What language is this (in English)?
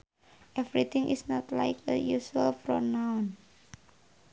Sundanese